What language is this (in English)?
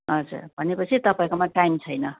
Nepali